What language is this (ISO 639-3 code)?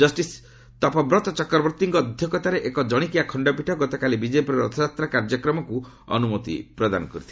ori